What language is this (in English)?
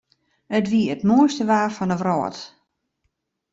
Western Frisian